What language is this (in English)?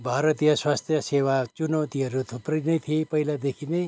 Nepali